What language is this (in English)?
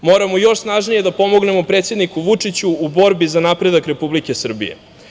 Serbian